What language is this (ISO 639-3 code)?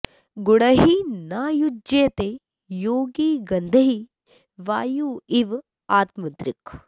san